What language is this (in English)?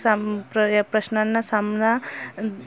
Marathi